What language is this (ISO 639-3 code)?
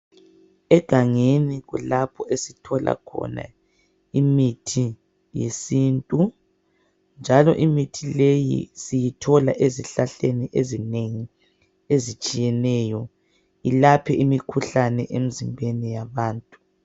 nde